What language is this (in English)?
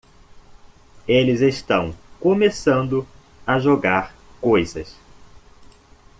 Portuguese